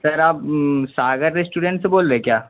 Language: Urdu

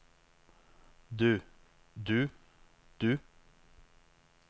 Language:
Norwegian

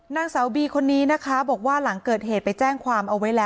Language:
Thai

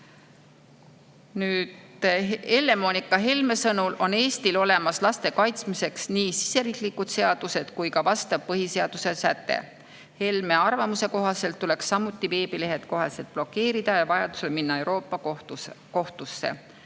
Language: Estonian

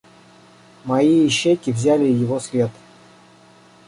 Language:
Russian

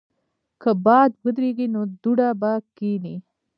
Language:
Pashto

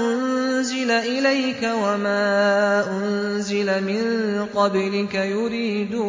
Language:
Arabic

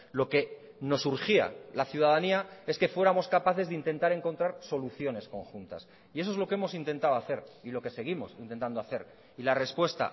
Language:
Spanish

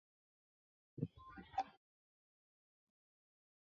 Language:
Chinese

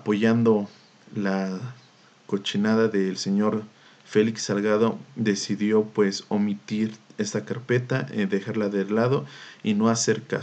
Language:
Spanish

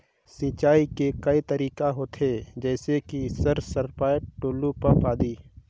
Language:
Chhattisgarhi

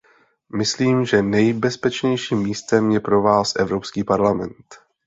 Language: Czech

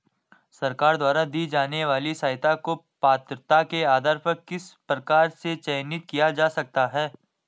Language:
Hindi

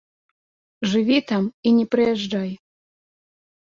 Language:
Belarusian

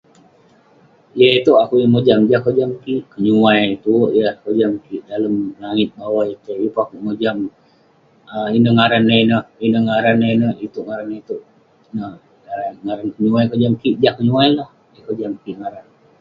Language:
Western Penan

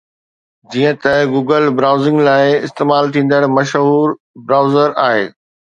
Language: Sindhi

